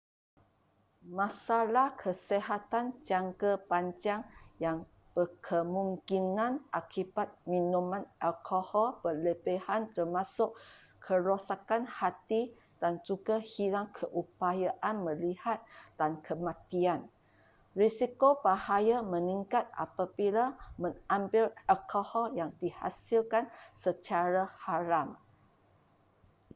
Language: Malay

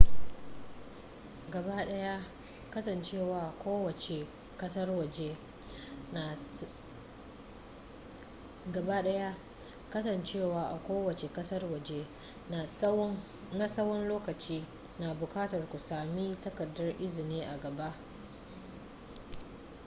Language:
Hausa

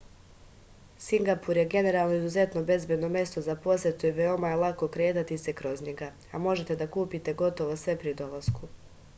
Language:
Serbian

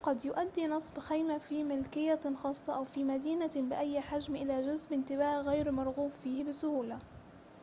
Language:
Arabic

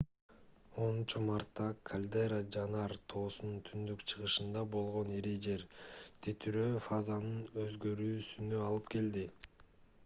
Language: Kyrgyz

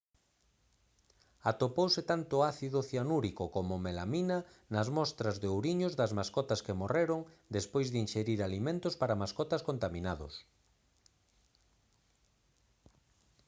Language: Galician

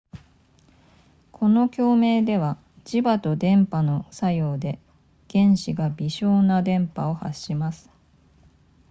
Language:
Japanese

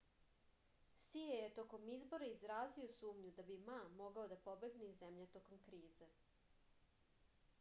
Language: Serbian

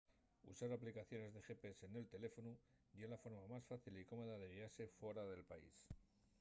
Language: Asturian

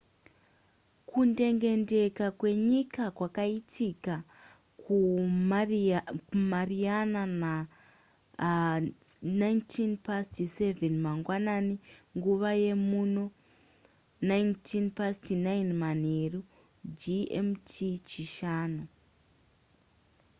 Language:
Shona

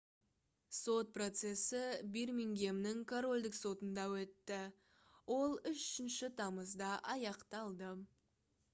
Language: Kazakh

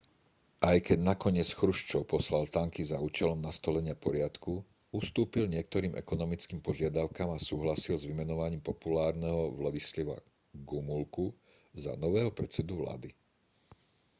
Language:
Slovak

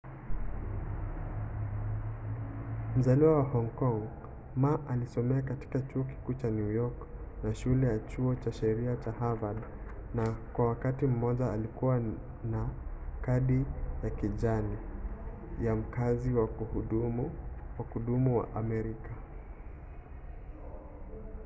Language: Swahili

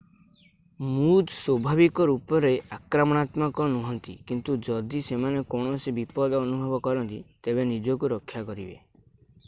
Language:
Odia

